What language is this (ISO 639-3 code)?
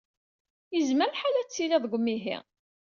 kab